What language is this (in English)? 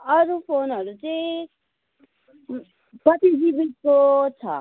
Nepali